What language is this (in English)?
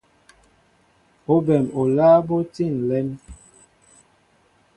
Mbo (Cameroon)